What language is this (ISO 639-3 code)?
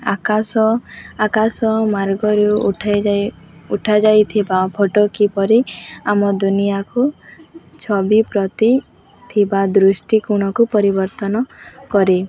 ori